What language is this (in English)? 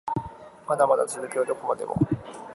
Japanese